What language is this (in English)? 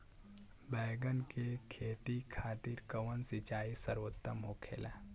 Bhojpuri